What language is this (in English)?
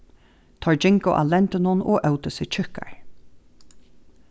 Faroese